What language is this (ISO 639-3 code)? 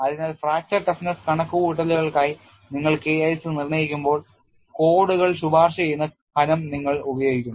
mal